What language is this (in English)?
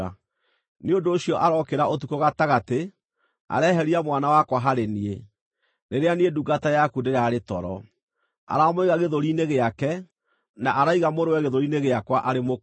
Kikuyu